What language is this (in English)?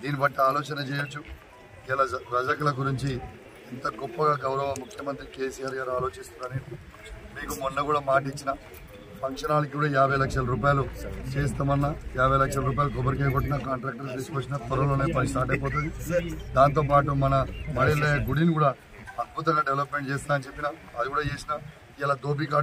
Hindi